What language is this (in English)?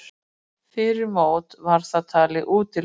Icelandic